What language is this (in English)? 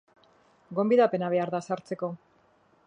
Basque